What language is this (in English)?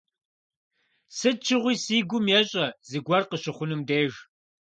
Kabardian